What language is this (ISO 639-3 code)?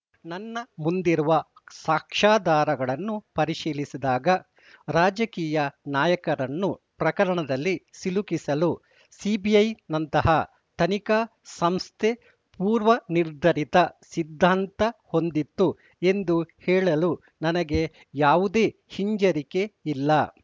kan